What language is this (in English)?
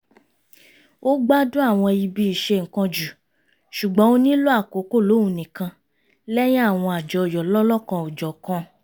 Yoruba